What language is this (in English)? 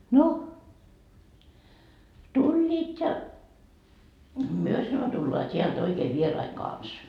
Finnish